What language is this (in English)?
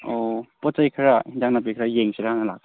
Manipuri